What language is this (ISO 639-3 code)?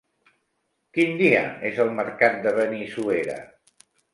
cat